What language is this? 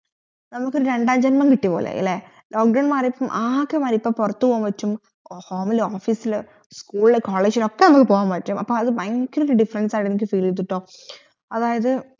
Malayalam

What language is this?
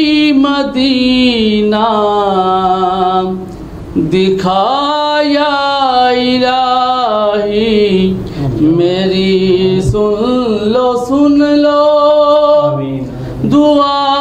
Arabic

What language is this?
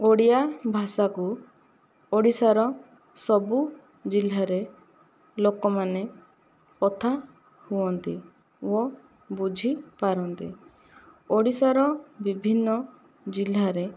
Odia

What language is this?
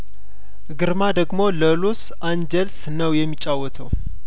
Amharic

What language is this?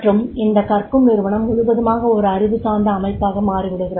Tamil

